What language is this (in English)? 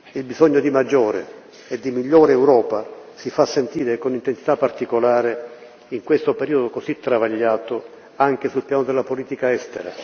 Italian